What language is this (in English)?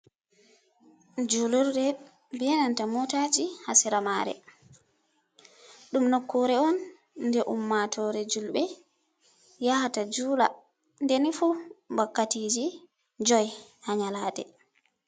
Fula